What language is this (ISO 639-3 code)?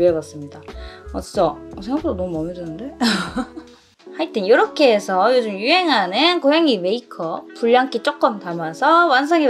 kor